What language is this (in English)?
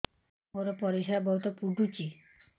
Odia